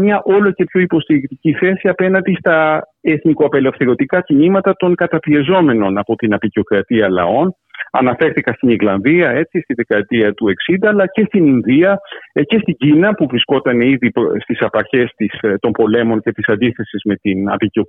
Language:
Greek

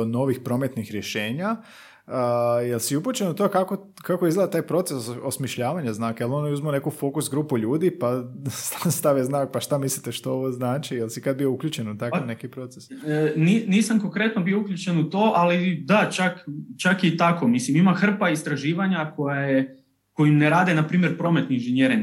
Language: Croatian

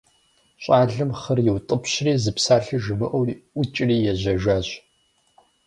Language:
Kabardian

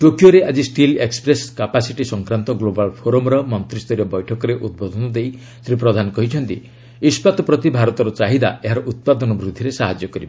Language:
Odia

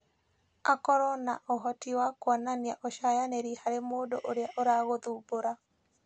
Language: Kikuyu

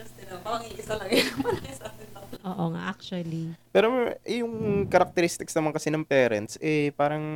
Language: Filipino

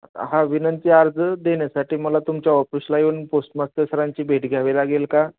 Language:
Marathi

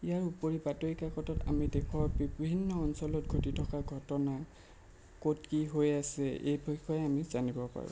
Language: Assamese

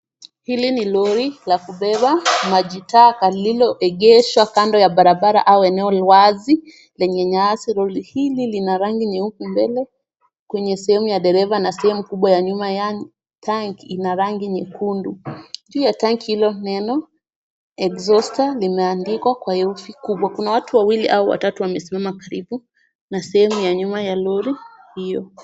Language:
Swahili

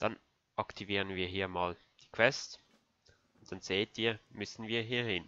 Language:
German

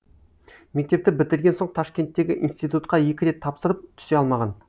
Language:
Kazakh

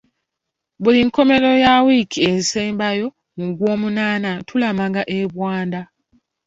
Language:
Ganda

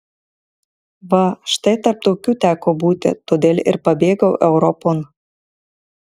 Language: Lithuanian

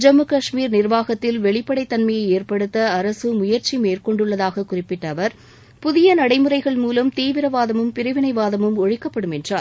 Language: Tamil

